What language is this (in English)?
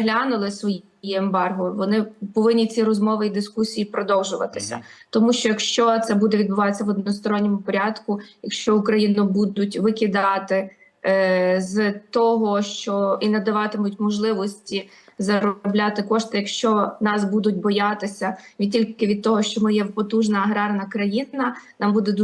Ukrainian